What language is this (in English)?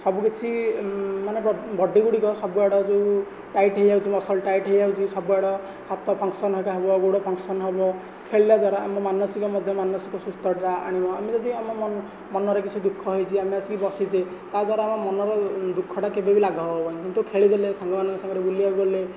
Odia